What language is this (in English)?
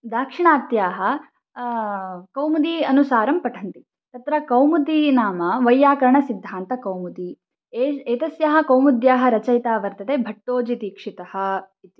Sanskrit